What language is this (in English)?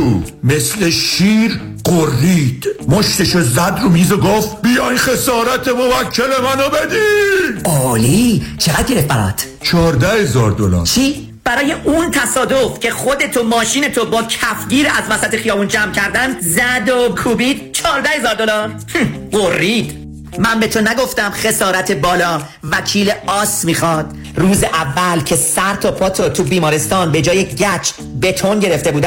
Persian